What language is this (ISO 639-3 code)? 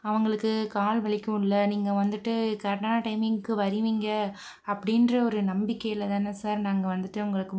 tam